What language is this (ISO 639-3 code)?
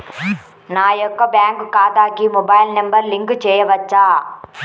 tel